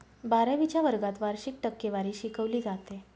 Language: Marathi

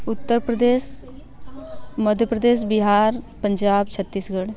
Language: Hindi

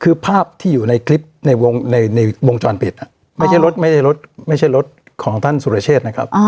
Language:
Thai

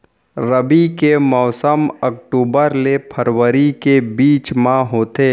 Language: Chhattisgarhi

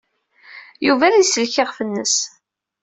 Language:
Kabyle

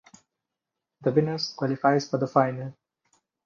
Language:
English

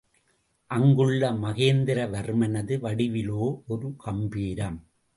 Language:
Tamil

